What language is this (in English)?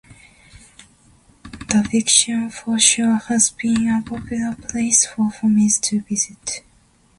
English